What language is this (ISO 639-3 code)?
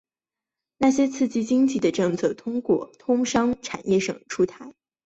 zho